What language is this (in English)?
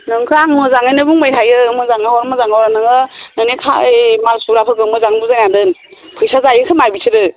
Bodo